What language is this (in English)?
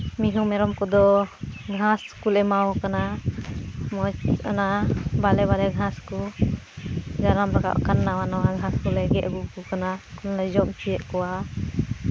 Santali